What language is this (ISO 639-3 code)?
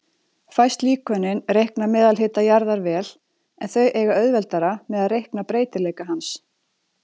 isl